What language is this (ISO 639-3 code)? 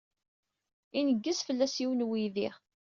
kab